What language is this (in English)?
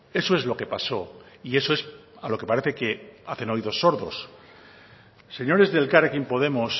Spanish